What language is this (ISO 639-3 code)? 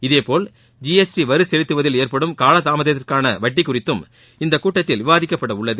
tam